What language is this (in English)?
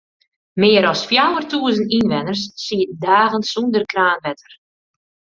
Western Frisian